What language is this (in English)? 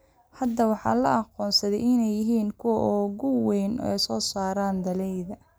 Somali